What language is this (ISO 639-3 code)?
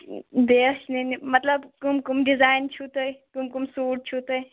kas